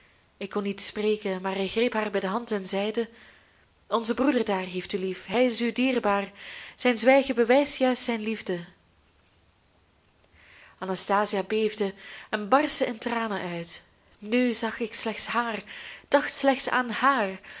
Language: Dutch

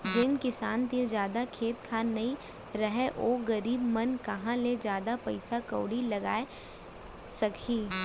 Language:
Chhattisgarhi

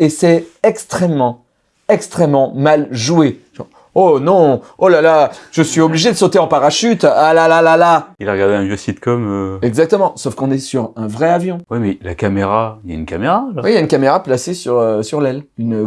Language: French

